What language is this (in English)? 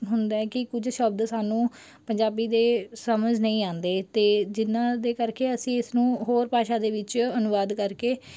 Punjabi